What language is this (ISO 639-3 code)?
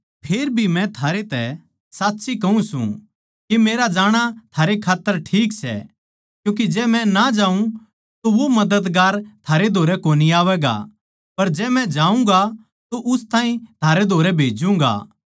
bgc